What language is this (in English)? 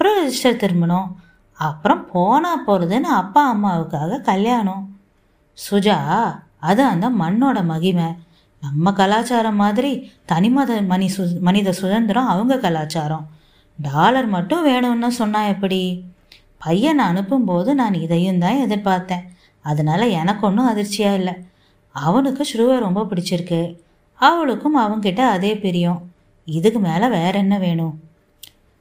Tamil